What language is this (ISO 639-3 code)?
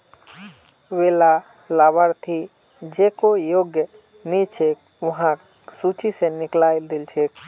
mag